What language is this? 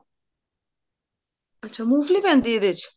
Punjabi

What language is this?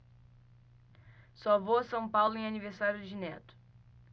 Portuguese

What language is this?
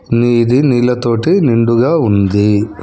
Telugu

